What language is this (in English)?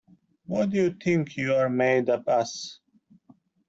English